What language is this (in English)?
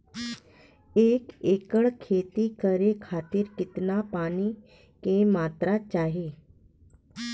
Bhojpuri